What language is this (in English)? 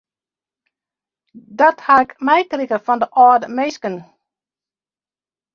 Western Frisian